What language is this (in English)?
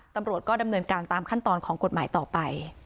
Thai